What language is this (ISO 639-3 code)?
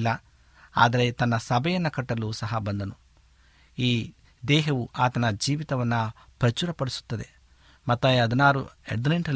kan